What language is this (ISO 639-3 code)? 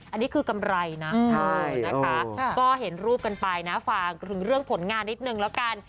tha